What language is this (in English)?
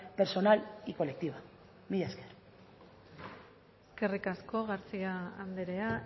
Basque